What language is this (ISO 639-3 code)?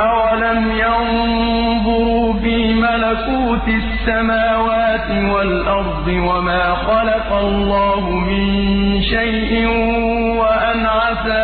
ara